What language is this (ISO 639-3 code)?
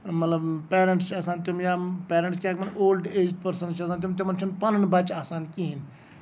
kas